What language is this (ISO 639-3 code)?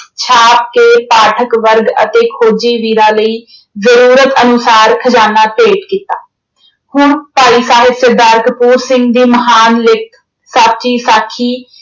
pan